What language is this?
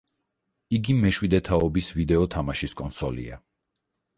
Georgian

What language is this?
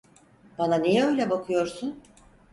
Turkish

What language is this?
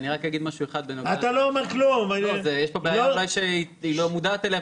Hebrew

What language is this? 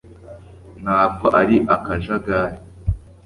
Kinyarwanda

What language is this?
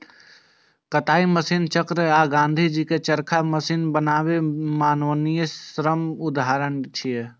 Maithili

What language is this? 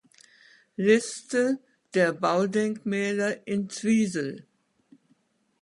German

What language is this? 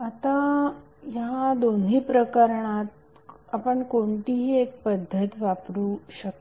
Marathi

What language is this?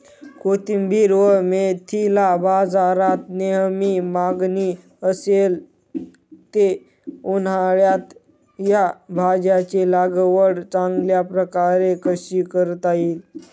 Marathi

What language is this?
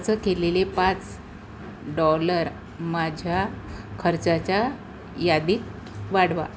Marathi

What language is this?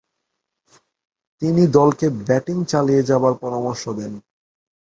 Bangla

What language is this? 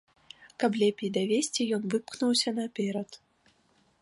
Belarusian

